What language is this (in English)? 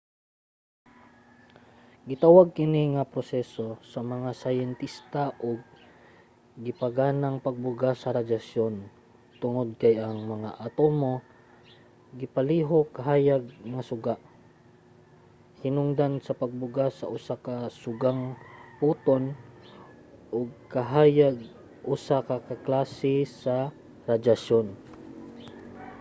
Cebuano